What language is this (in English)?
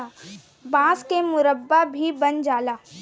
Bhojpuri